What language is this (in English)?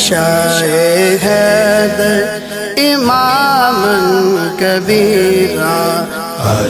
Arabic